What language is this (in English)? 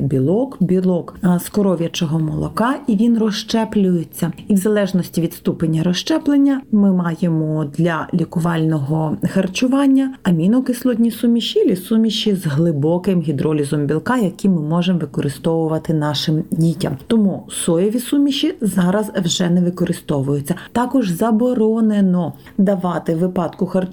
Ukrainian